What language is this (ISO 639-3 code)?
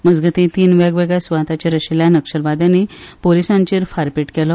kok